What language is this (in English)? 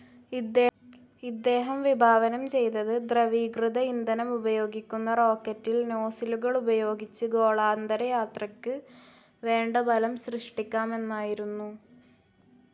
Malayalam